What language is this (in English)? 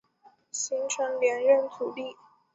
Chinese